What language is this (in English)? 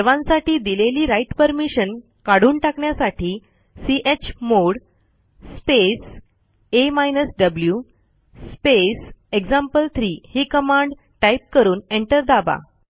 Marathi